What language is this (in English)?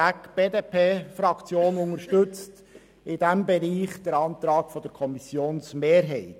Swiss German